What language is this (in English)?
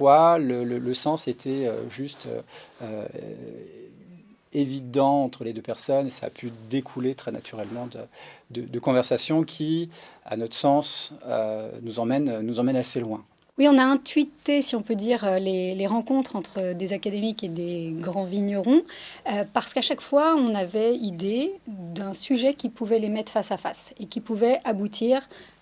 French